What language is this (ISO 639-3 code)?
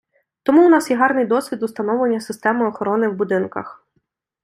ukr